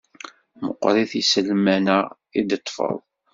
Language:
Kabyle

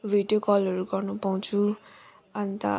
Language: Nepali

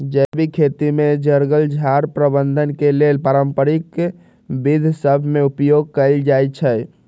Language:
Magahi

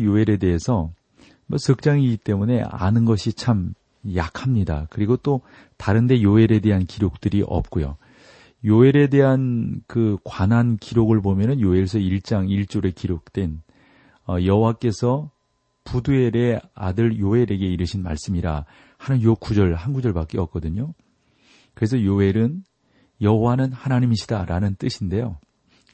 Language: Korean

